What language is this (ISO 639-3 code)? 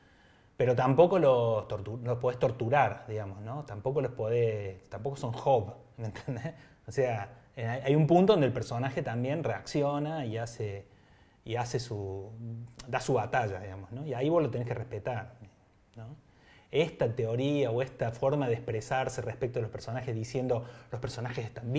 spa